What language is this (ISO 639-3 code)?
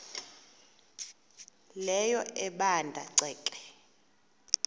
xho